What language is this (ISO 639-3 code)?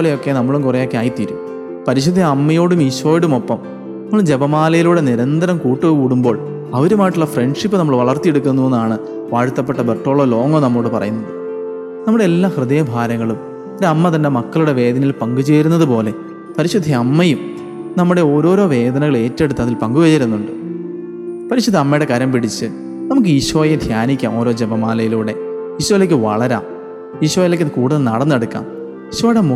mal